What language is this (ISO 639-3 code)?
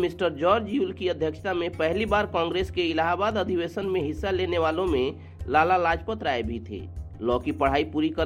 hin